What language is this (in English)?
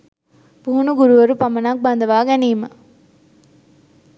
Sinhala